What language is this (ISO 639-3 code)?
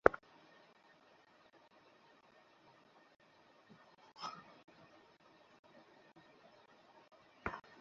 ben